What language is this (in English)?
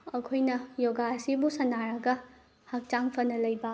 Manipuri